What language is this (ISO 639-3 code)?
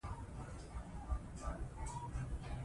pus